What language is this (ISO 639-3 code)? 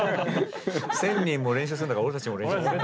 jpn